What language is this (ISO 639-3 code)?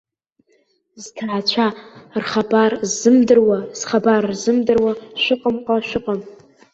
abk